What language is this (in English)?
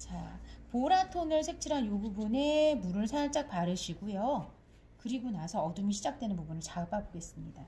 Korean